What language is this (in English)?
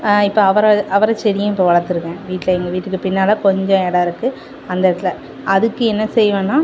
Tamil